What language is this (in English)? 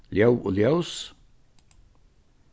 Faroese